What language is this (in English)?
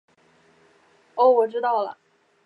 Chinese